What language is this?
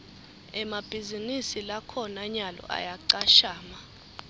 Swati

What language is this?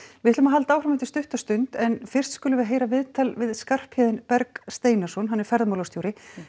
Icelandic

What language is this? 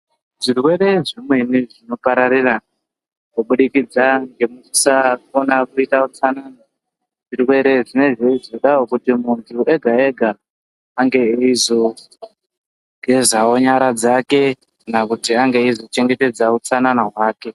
Ndau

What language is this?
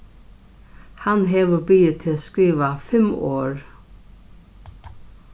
Faroese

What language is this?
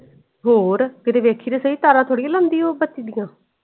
Punjabi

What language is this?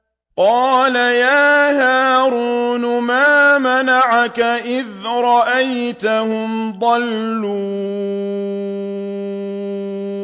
Arabic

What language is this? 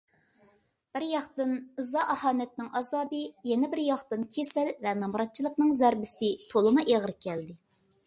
Uyghur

